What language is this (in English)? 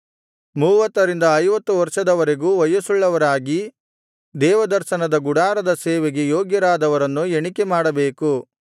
Kannada